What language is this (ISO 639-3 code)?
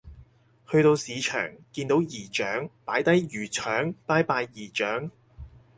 yue